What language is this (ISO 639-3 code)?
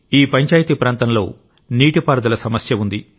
tel